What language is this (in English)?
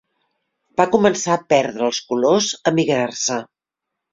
Catalan